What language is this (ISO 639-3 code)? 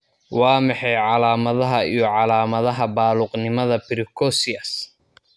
som